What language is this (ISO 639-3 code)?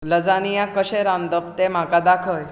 kok